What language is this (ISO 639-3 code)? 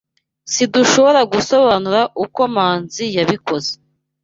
kin